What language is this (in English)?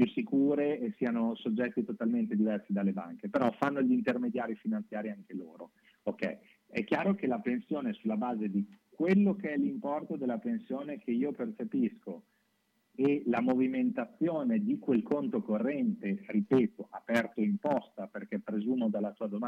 Italian